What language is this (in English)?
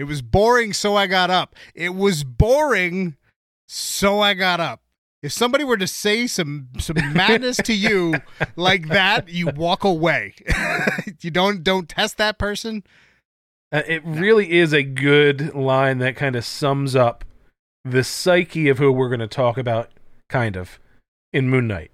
English